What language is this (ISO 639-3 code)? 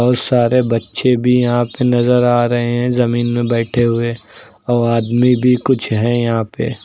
hin